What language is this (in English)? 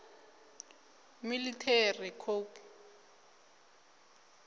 Venda